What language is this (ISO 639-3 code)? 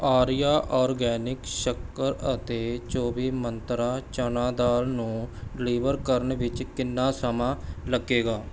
pan